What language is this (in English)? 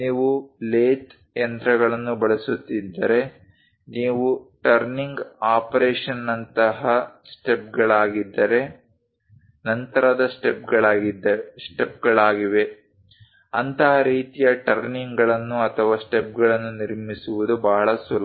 Kannada